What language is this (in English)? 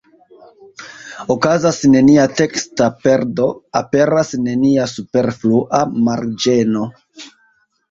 Esperanto